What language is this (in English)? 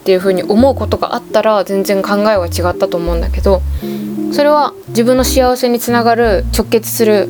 Japanese